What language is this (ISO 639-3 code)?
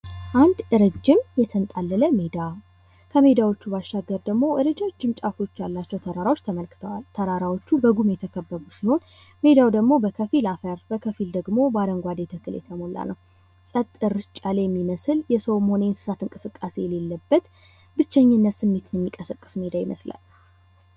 amh